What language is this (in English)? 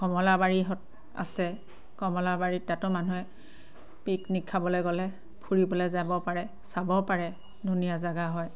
Assamese